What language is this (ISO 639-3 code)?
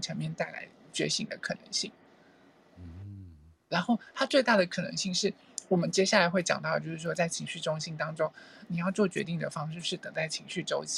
zho